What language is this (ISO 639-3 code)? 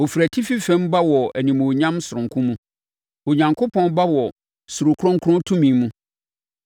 aka